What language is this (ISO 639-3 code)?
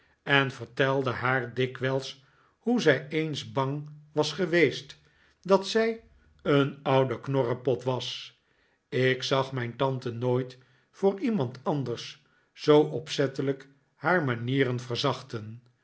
nld